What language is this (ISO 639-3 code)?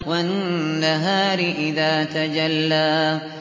ara